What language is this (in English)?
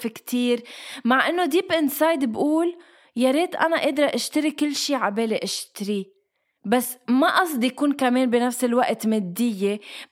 Arabic